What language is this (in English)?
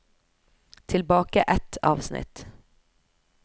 Norwegian